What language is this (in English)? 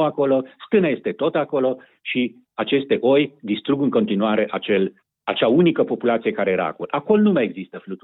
Romanian